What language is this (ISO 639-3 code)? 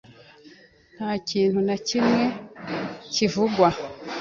kin